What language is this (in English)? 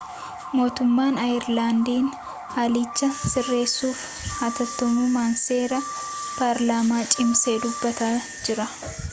Oromo